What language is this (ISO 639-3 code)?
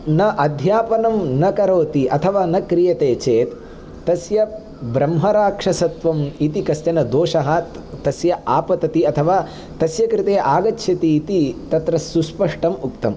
san